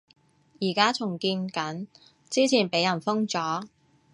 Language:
Cantonese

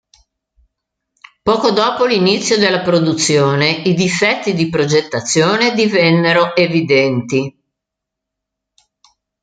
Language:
Italian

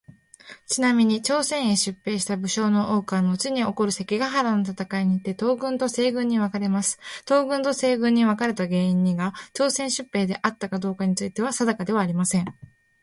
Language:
Japanese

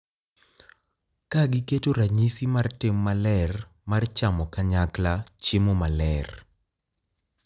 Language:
Luo (Kenya and Tanzania)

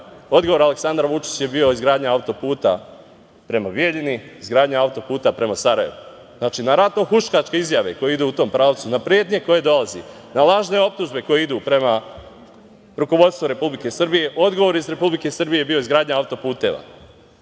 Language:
Serbian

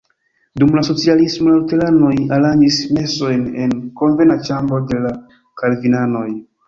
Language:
Esperanto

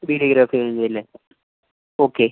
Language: Malayalam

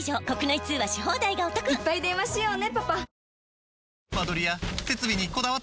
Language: Japanese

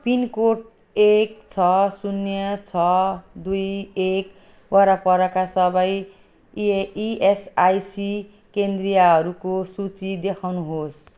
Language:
Nepali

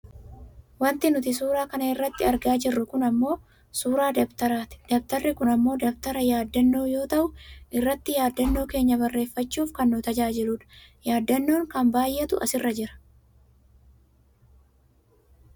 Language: Oromo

